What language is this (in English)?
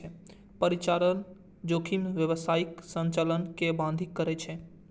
Maithili